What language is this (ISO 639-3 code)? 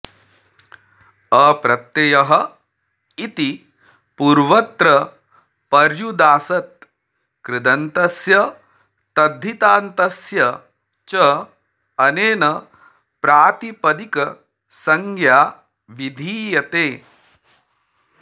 san